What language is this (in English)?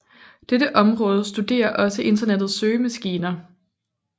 Danish